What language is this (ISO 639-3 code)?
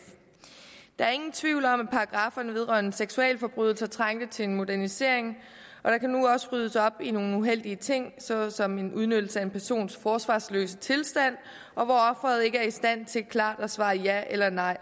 dan